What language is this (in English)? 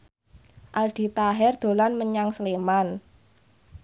Javanese